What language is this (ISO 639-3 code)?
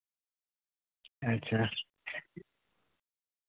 sat